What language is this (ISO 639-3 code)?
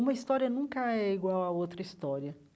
por